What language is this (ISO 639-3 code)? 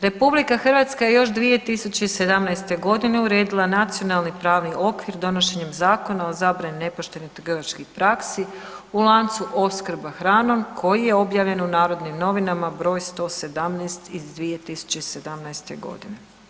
hrv